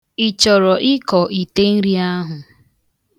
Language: Igbo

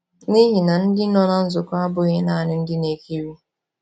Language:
Igbo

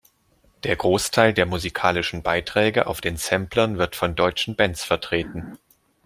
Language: German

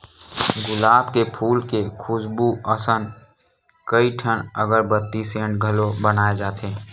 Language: Chhattisgarhi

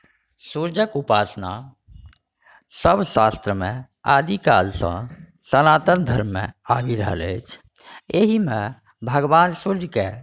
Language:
Maithili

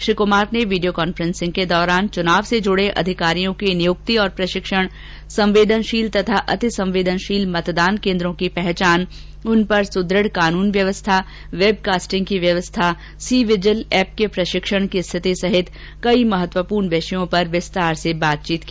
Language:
Hindi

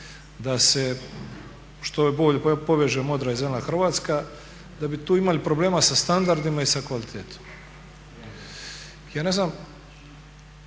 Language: Croatian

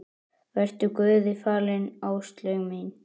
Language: Icelandic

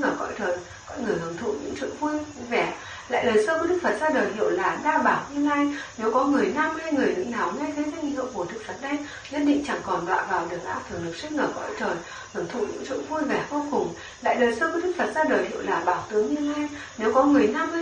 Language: Vietnamese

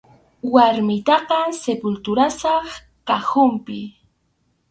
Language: Arequipa-La Unión Quechua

